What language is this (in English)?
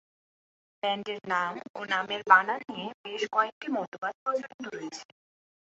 Bangla